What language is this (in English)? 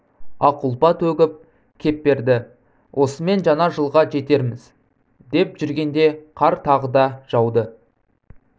Kazakh